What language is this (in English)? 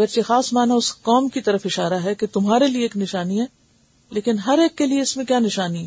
Urdu